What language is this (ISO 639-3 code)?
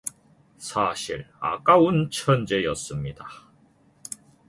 kor